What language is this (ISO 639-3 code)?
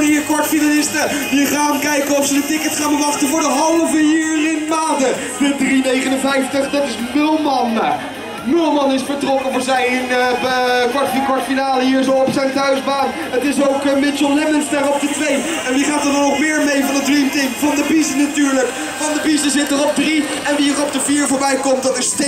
nld